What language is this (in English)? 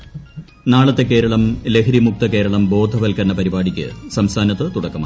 Malayalam